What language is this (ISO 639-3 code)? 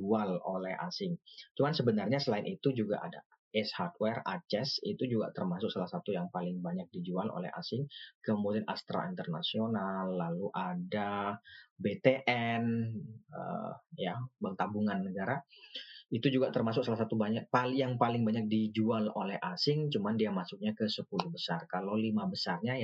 ind